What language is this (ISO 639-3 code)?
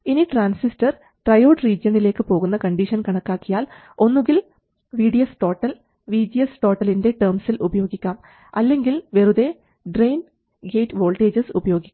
mal